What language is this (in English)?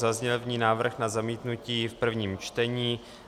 Czech